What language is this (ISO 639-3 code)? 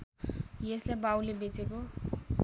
nep